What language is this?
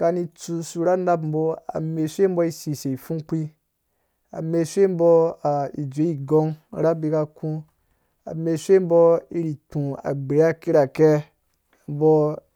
Dũya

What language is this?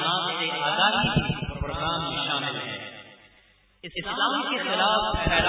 Urdu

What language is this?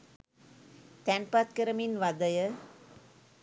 Sinhala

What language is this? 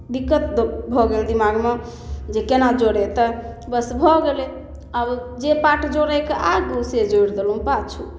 Maithili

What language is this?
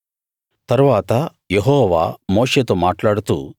Telugu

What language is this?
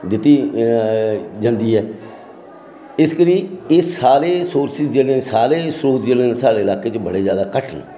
Dogri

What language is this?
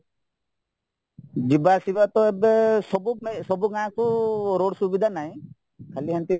Odia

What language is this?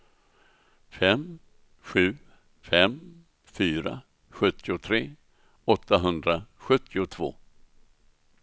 Swedish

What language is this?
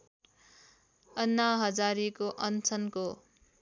Nepali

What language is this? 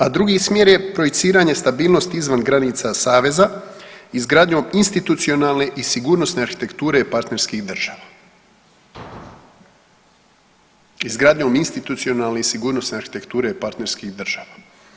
Croatian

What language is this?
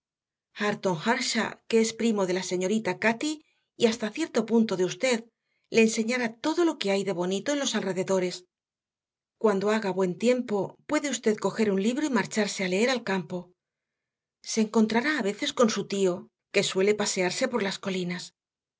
Spanish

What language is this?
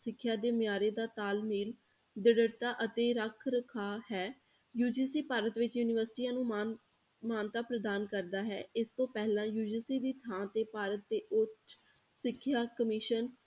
Punjabi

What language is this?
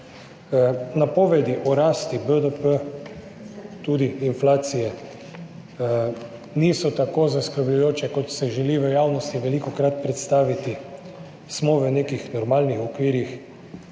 Slovenian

